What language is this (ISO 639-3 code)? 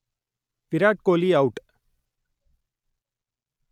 tam